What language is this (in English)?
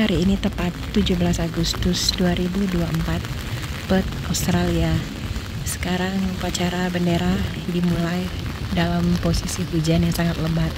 Indonesian